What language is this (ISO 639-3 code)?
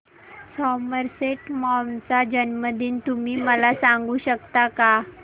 mar